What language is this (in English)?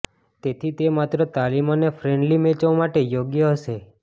Gujarati